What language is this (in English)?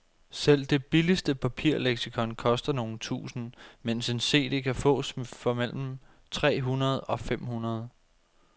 Danish